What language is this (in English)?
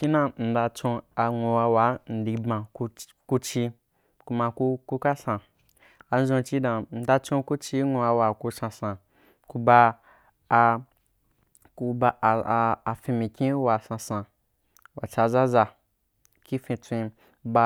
Wapan